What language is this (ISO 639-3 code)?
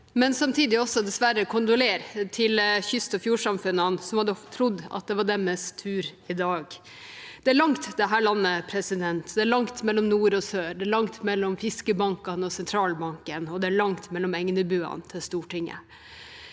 nor